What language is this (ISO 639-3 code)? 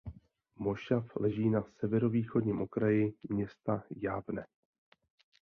ces